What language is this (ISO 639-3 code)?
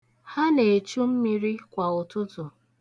ibo